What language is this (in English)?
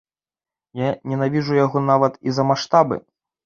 Belarusian